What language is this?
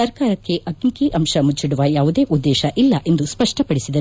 Kannada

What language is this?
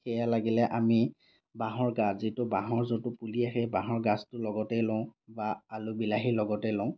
Assamese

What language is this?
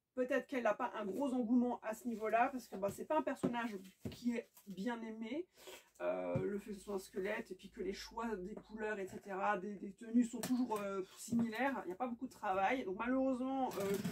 French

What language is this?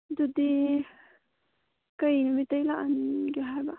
Manipuri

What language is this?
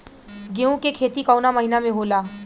Bhojpuri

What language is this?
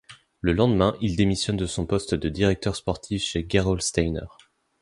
French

